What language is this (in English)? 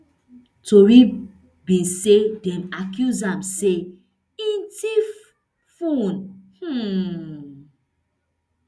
Nigerian Pidgin